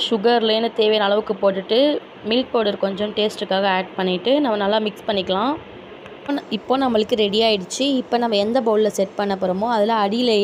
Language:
Tamil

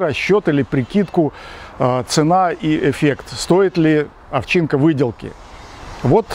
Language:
Russian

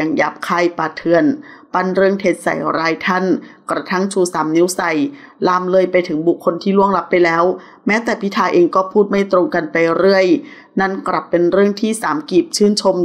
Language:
Thai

